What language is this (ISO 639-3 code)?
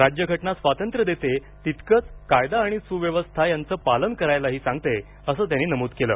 mar